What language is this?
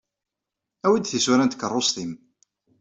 Kabyle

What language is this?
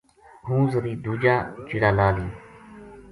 Gujari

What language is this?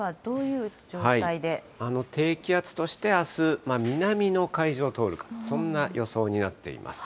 Japanese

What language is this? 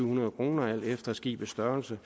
Danish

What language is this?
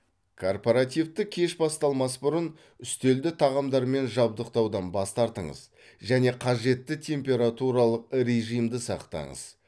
Kazakh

